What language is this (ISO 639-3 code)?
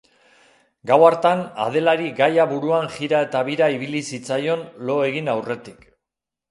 eus